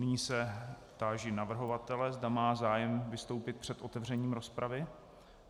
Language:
Czech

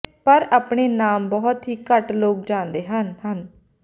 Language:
Punjabi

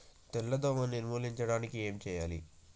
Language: Telugu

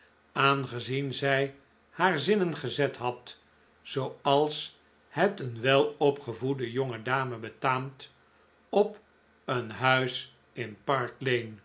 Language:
Dutch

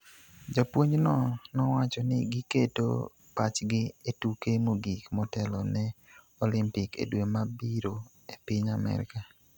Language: Luo (Kenya and Tanzania)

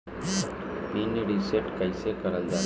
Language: Bhojpuri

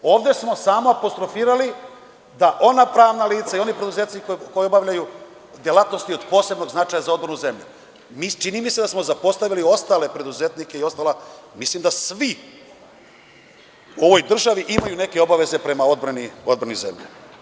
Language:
Serbian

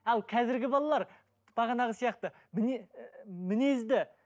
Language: Kazakh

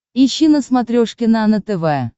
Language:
Russian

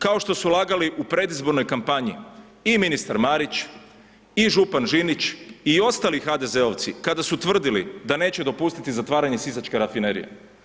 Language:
Croatian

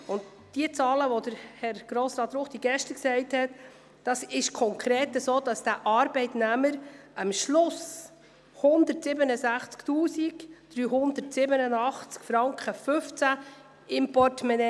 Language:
Swiss German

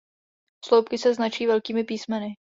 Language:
Czech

